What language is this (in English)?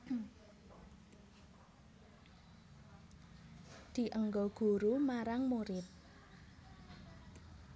Javanese